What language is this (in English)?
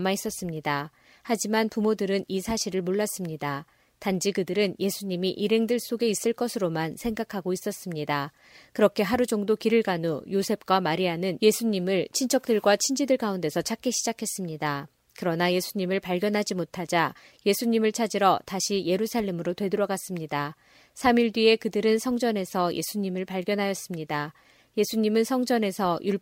Korean